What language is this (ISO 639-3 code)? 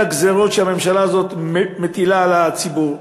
heb